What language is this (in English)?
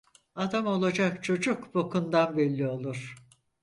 Turkish